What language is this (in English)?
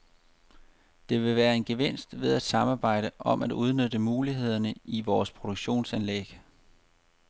Danish